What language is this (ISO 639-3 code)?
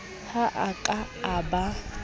sot